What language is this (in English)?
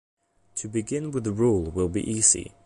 English